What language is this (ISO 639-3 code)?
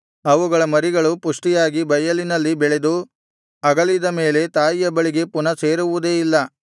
kan